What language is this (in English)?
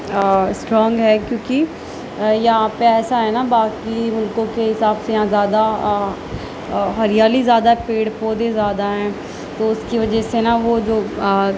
Urdu